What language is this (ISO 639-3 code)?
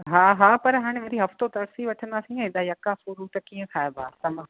snd